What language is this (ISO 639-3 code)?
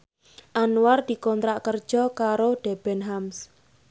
jav